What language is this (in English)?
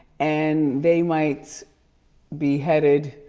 English